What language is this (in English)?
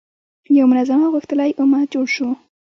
Pashto